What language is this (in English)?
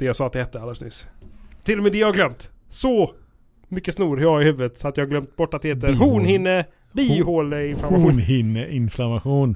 Swedish